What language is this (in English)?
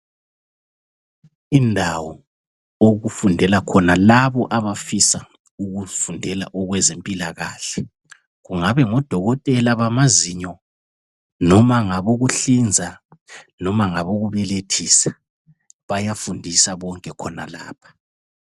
North Ndebele